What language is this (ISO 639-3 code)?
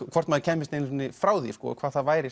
isl